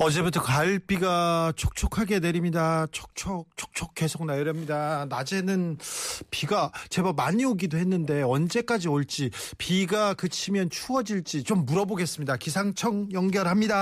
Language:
Korean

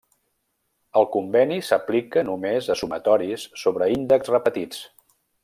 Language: Catalan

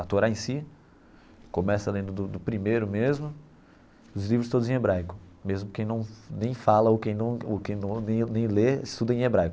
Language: Portuguese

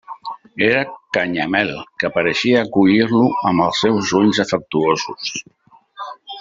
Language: Catalan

